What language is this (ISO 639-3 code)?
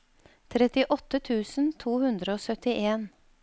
nor